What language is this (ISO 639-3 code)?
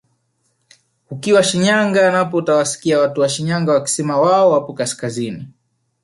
swa